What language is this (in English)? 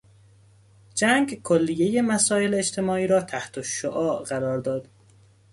Persian